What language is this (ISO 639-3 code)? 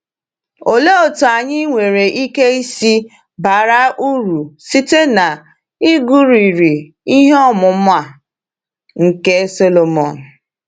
ibo